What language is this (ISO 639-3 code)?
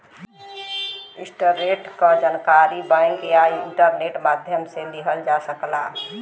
bho